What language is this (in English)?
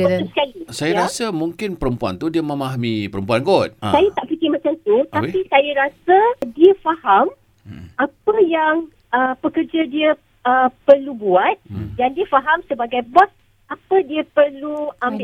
Malay